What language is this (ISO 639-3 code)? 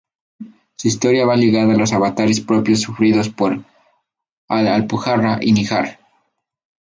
spa